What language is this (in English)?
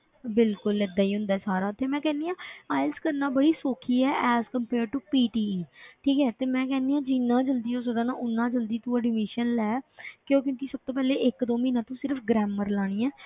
Punjabi